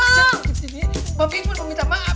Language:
Indonesian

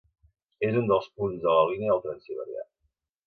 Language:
Catalan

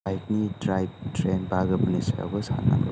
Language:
Bodo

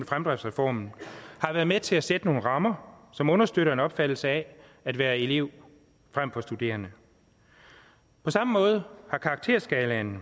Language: Danish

